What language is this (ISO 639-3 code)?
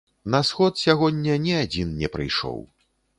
bel